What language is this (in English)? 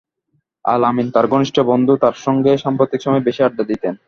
Bangla